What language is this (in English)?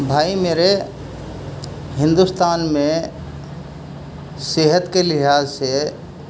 Urdu